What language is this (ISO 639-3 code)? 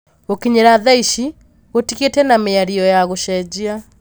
kik